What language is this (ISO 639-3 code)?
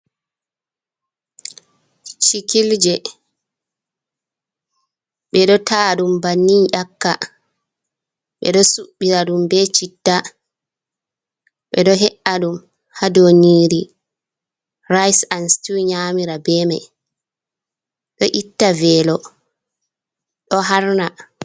ful